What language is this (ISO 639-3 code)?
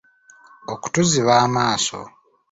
lug